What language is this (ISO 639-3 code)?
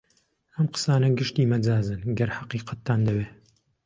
ckb